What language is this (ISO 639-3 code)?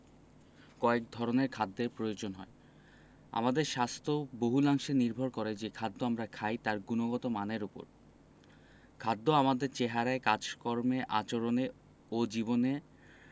ben